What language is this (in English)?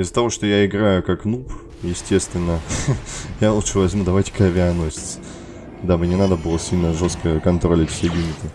Russian